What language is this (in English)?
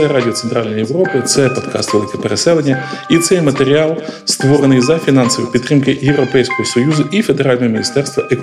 Ukrainian